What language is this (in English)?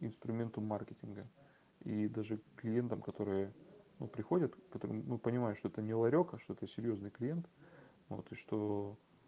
Russian